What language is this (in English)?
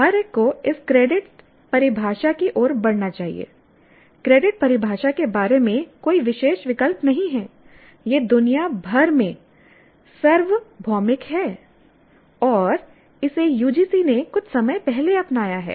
Hindi